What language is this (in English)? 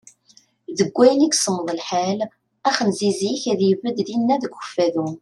Kabyle